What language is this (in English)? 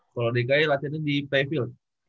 Indonesian